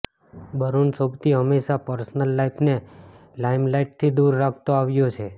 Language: Gujarati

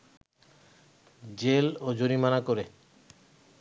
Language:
Bangla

